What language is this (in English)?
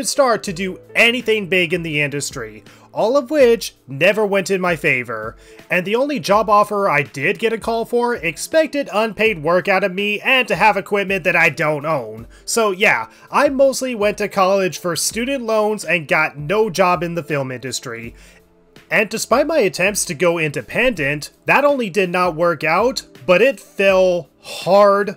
English